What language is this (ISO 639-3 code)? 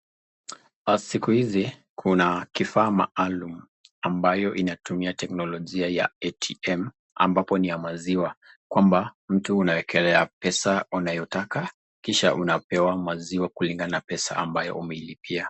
swa